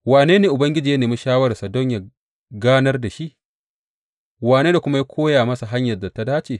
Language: Hausa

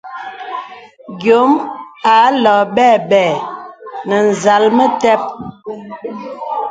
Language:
Bebele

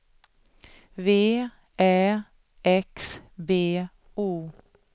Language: Swedish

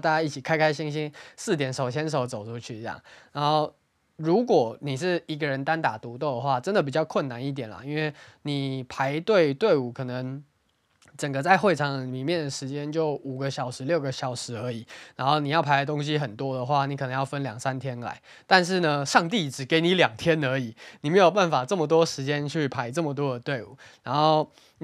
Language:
Chinese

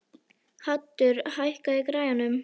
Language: Icelandic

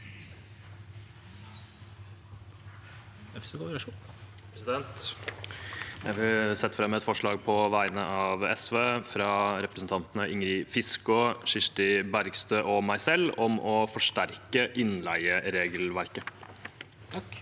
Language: Norwegian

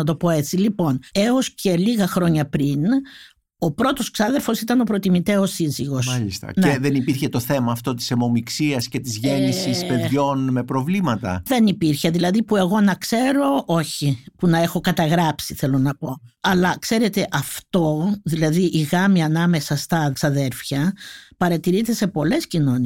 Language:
Greek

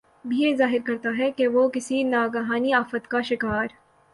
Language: Urdu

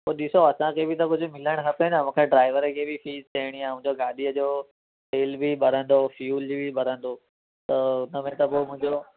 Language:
Sindhi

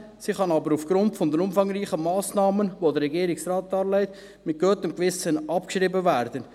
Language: Swiss German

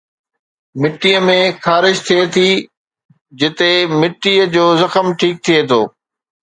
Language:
Sindhi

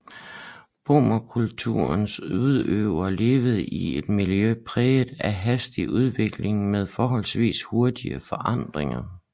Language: Danish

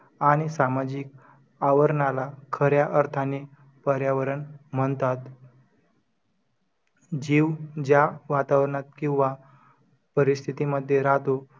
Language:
Marathi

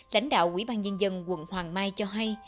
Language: Vietnamese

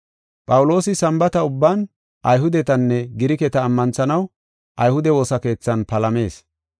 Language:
Gofa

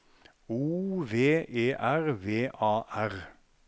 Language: Norwegian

